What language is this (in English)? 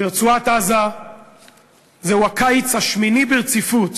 Hebrew